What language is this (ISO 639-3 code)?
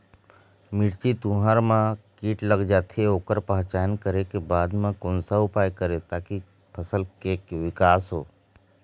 hne